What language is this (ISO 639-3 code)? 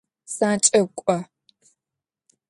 ady